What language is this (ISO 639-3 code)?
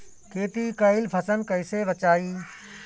bho